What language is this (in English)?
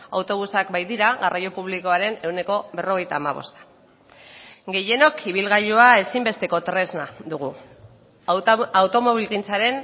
Basque